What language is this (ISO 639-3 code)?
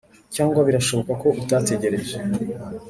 kin